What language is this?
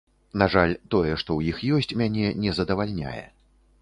Belarusian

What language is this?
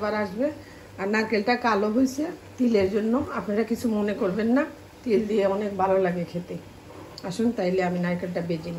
Arabic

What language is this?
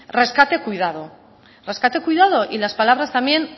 Spanish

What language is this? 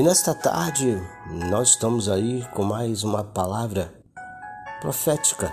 Portuguese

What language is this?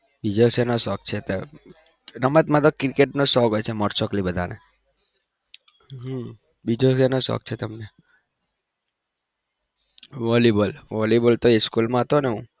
Gujarati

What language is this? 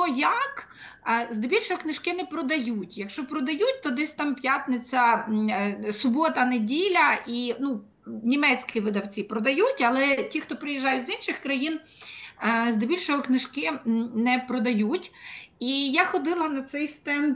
Ukrainian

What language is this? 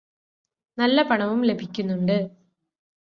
Malayalam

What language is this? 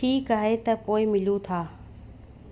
Sindhi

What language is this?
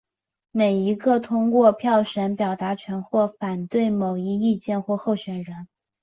Chinese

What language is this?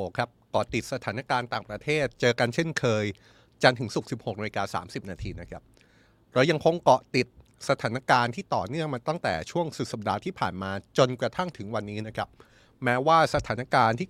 Thai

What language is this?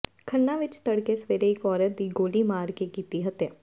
Punjabi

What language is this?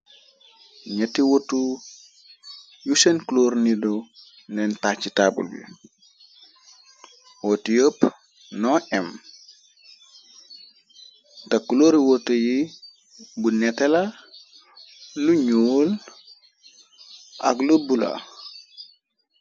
Wolof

